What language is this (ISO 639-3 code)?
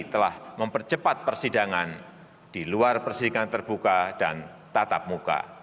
ind